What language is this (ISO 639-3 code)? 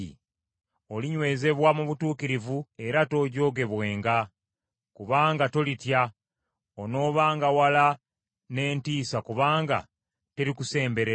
lug